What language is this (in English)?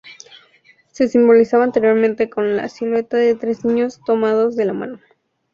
Spanish